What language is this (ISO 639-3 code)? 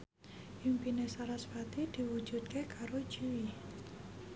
jav